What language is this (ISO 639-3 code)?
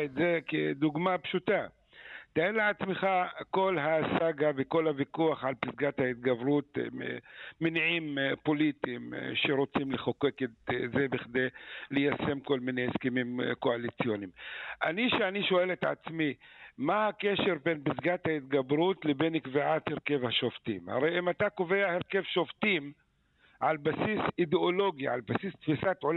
heb